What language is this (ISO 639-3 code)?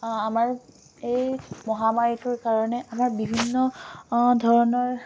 asm